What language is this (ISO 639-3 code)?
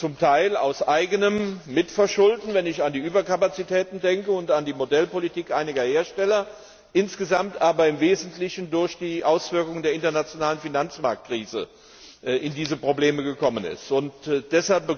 deu